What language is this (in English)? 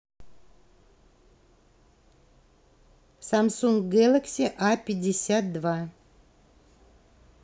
Russian